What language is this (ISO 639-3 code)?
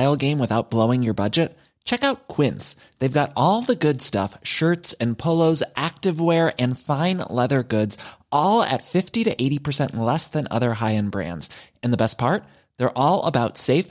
dan